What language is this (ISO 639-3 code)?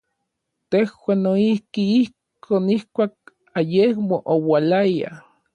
nlv